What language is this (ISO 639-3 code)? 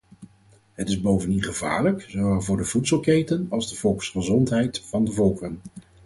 nld